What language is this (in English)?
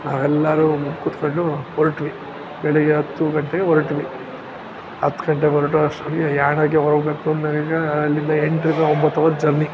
Kannada